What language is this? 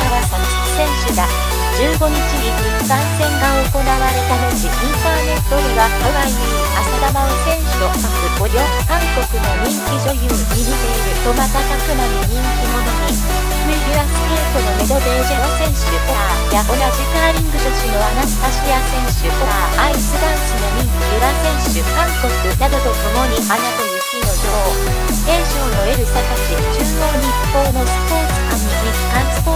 Japanese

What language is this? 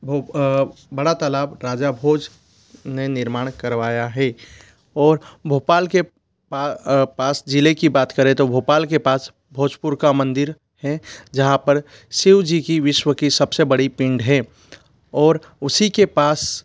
Hindi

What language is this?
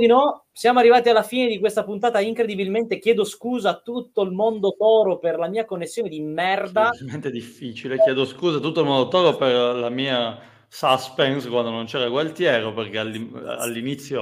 Italian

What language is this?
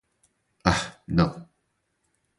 Portuguese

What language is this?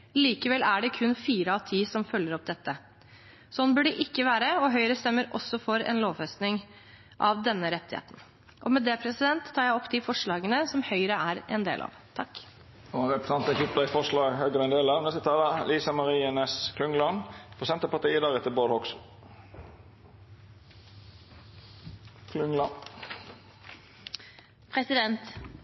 Norwegian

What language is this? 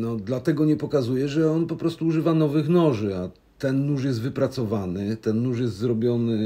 Polish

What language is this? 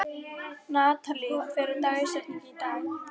Icelandic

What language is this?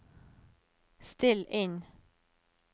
Norwegian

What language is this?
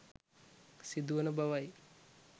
Sinhala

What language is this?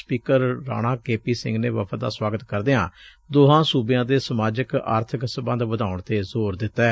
Punjabi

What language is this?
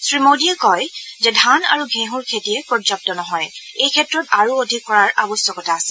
Assamese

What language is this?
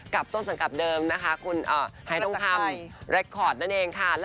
Thai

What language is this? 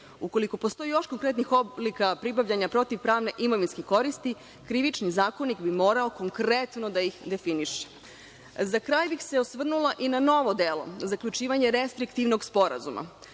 Serbian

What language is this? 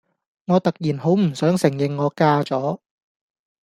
Cantonese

